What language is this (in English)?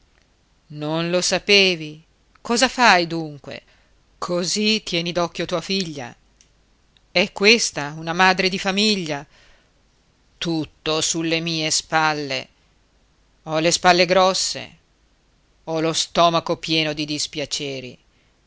Italian